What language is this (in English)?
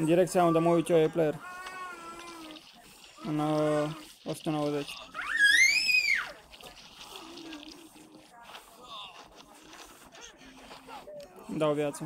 Romanian